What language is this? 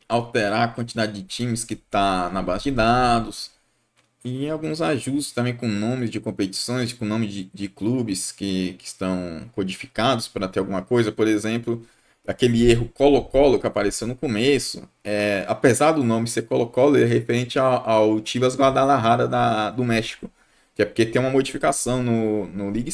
Portuguese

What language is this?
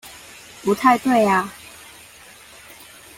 Chinese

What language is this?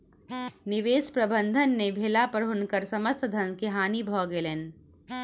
Maithili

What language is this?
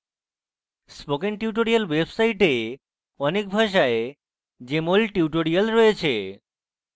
Bangla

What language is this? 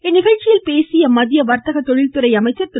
Tamil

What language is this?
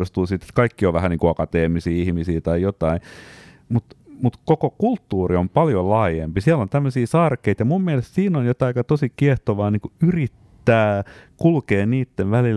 Finnish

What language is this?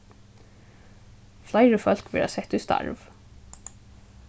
Faroese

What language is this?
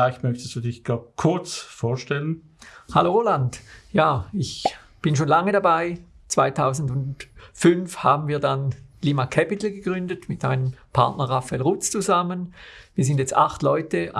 German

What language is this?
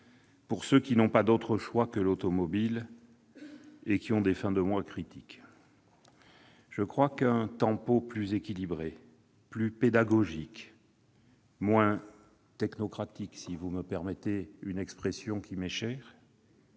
French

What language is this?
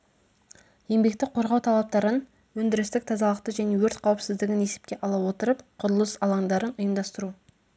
Kazakh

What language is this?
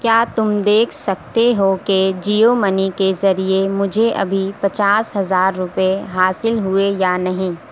Urdu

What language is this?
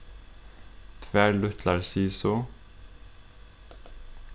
Faroese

